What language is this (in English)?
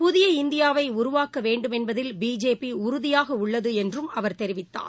Tamil